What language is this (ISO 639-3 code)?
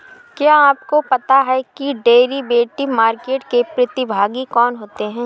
hin